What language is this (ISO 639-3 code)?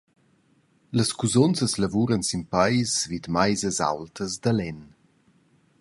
roh